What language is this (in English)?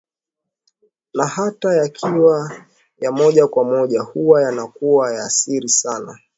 Swahili